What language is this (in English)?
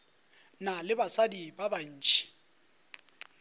Northern Sotho